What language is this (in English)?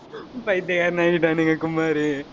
Tamil